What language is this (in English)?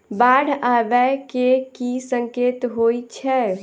Maithili